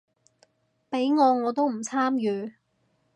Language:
Cantonese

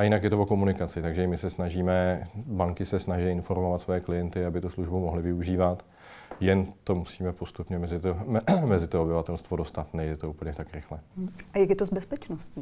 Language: Czech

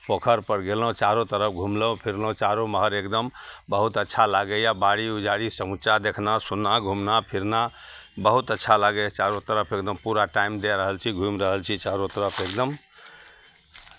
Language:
Maithili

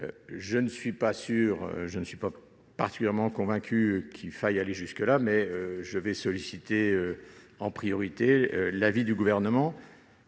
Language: French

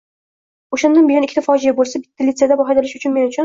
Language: Uzbek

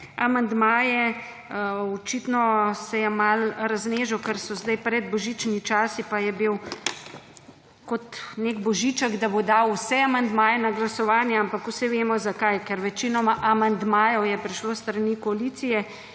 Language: Slovenian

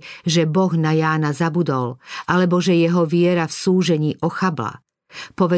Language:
Slovak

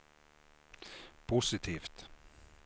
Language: Swedish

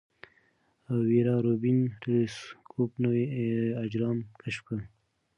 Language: Pashto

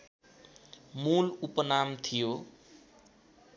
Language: Nepali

